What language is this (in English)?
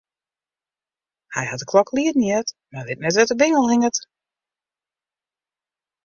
Western Frisian